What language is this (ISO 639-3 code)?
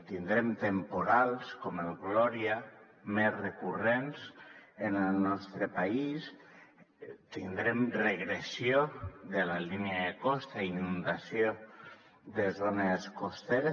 cat